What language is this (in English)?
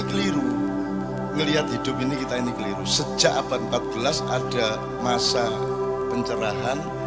Indonesian